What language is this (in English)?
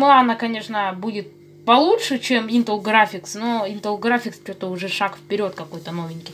Russian